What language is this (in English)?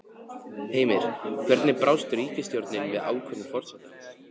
Icelandic